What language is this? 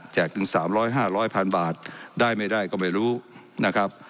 Thai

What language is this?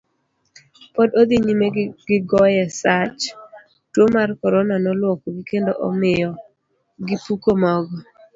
Luo (Kenya and Tanzania)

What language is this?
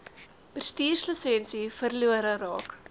Afrikaans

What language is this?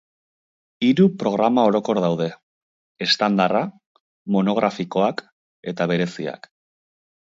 Basque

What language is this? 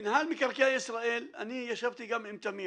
Hebrew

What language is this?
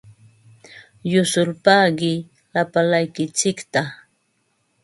Ambo-Pasco Quechua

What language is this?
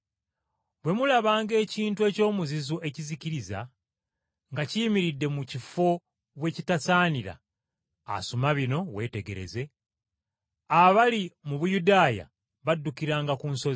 Ganda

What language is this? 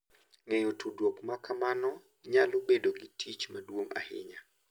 Luo (Kenya and Tanzania)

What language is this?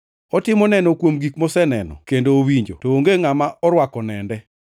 Luo (Kenya and Tanzania)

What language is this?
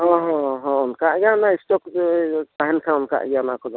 Santali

